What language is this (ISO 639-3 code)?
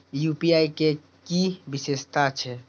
mai